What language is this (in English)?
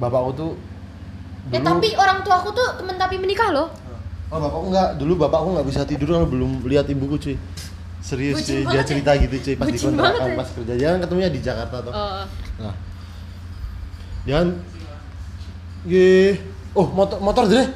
Indonesian